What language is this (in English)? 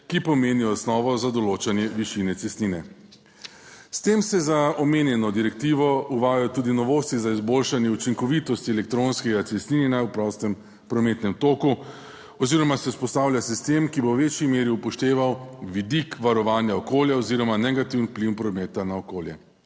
Slovenian